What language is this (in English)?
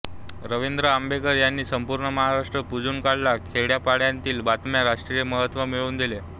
Marathi